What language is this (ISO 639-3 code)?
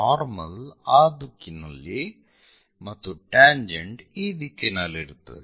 kan